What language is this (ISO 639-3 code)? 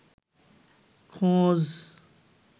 ben